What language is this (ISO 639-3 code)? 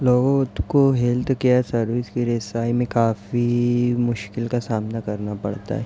urd